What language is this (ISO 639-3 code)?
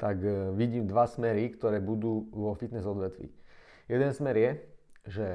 slk